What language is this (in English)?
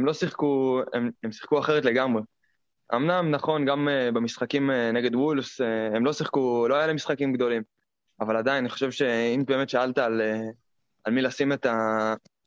Hebrew